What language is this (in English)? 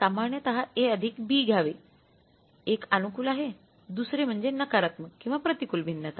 Marathi